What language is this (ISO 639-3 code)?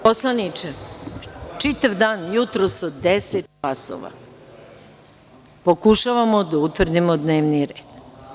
srp